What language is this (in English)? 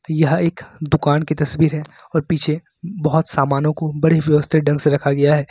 Hindi